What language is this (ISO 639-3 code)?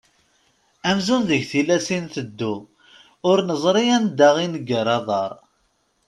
kab